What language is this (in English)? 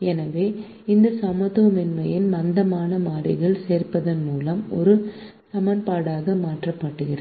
Tamil